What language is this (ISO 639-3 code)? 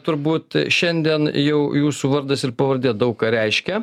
lit